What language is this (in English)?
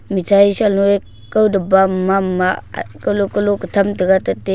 Wancho Naga